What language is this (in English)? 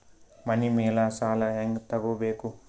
Kannada